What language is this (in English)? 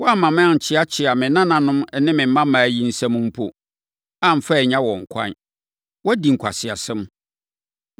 Akan